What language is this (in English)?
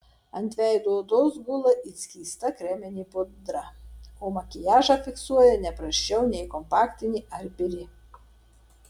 Lithuanian